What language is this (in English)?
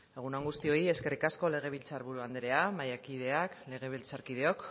Basque